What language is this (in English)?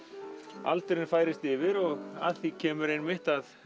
Icelandic